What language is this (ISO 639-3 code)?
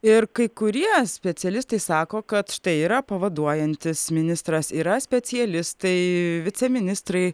lit